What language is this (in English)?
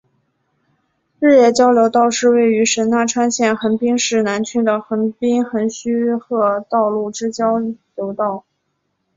Chinese